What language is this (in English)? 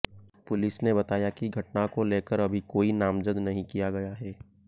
Hindi